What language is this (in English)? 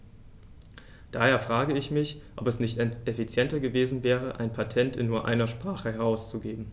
German